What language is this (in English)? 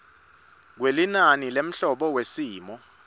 Swati